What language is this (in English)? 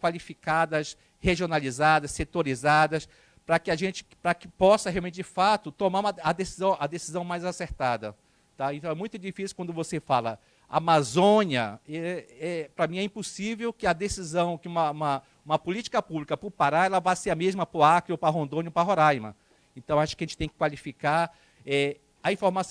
Portuguese